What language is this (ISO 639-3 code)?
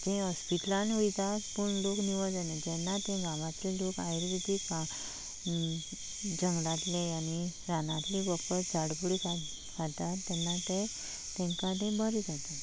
kok